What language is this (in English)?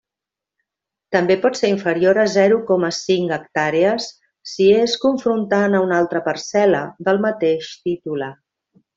Catalan